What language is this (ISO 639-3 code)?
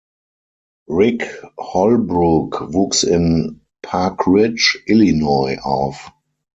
deu